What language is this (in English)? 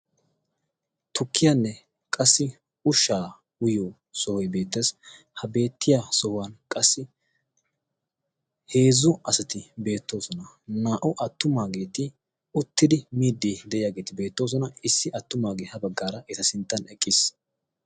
Wolaytta